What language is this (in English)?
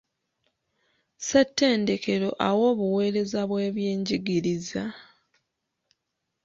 Ganda